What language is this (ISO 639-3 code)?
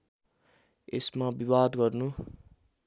nep